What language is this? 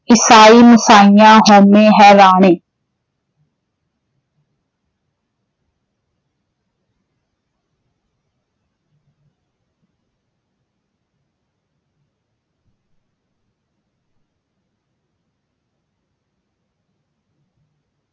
Punjabi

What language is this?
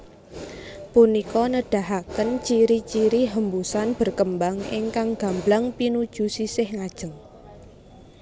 Javanese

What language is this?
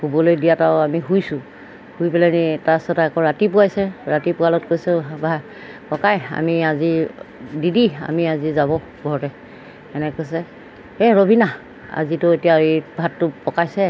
Assamese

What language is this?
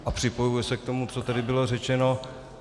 Czech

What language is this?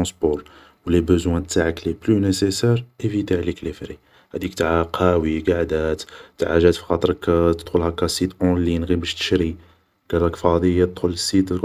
Algerian Arabic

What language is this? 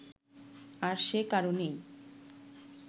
Bangla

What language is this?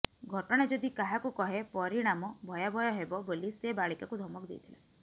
Odia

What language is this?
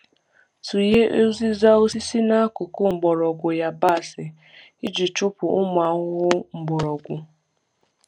Igbo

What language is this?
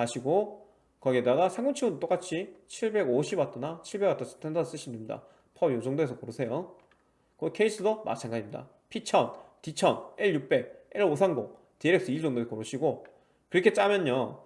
Korean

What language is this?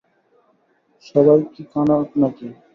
Bangla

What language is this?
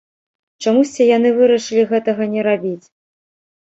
Belarusian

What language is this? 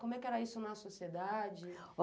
Portuguese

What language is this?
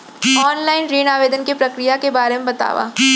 Chhattisgarhi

